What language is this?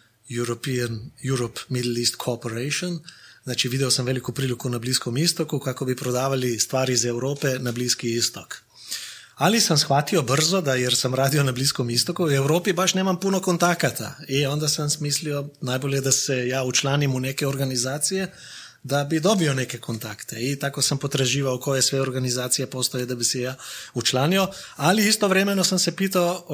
Croatian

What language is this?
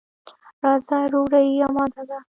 Pashto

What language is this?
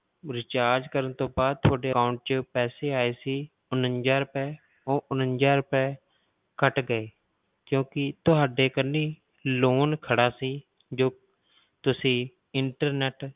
Punjabi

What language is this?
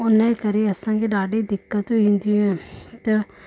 Sindhi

